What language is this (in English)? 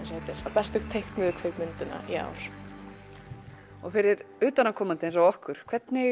Icelandic